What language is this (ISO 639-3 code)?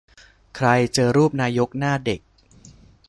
tha